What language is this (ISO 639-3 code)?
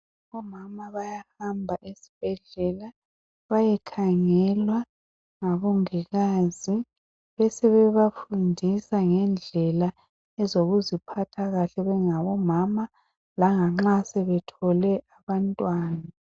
nde